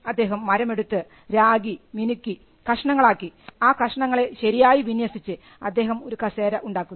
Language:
Malayalam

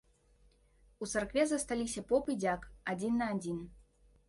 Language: Belarusian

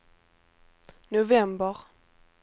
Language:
Swedish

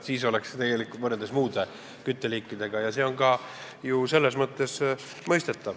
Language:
Estonian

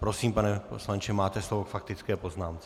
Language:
Czech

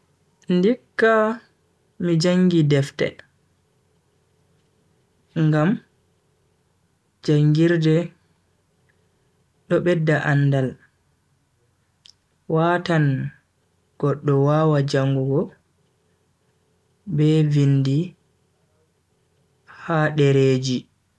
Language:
Bagirmi Fulfulde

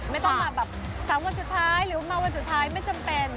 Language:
Thai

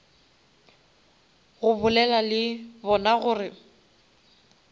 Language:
Northern Sotho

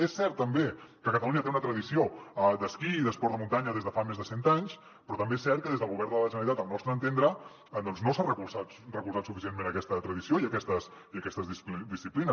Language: Catalan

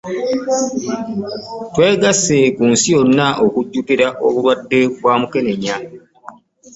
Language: Ganda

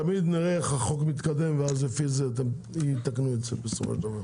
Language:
Hebrew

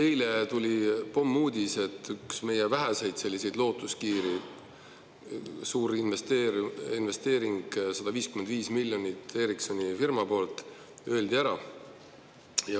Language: Estonian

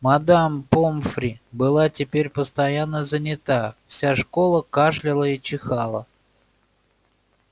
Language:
Russian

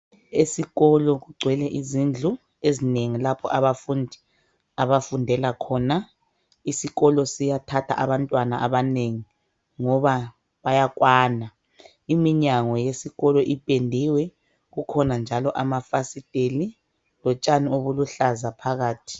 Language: North Ndebele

